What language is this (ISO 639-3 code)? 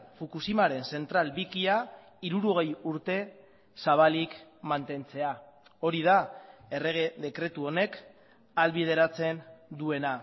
eus